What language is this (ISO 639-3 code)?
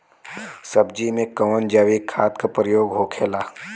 bho